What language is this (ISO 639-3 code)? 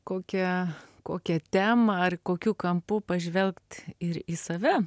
lit